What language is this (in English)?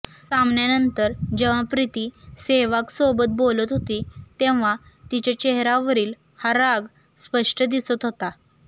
Marathi